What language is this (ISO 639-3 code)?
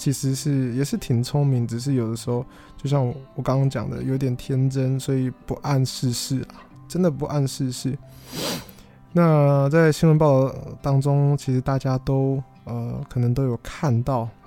zho